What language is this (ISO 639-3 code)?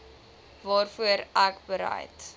afr